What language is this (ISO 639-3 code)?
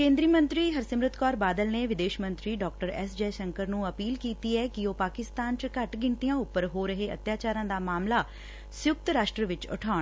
pan